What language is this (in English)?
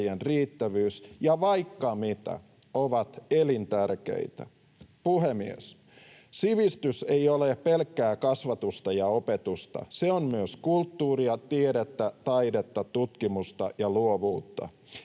Finnish